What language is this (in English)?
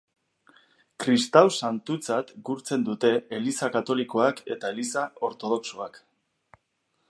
Basque